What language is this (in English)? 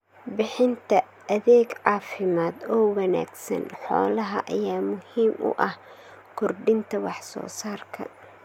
Somali